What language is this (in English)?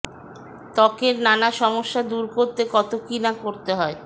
Bangla